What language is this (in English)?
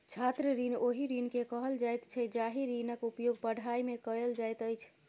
Maithili